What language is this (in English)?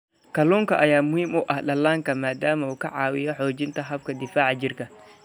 Somali